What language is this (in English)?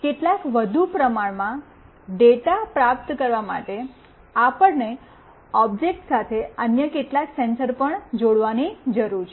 Gujarati